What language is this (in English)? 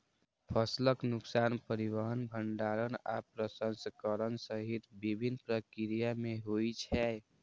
Maithili